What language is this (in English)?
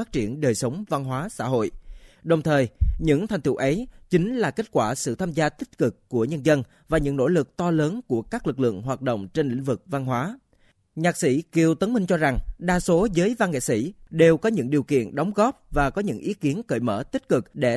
Vietnamese